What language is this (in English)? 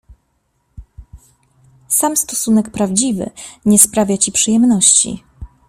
Polish